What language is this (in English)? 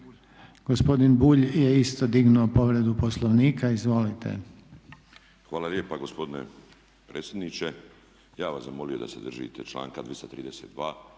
Croatian